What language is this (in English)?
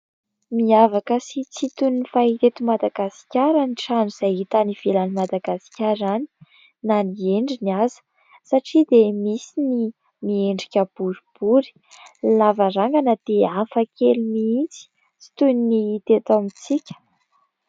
Malagasy